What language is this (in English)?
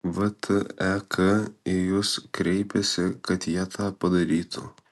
Lithuanian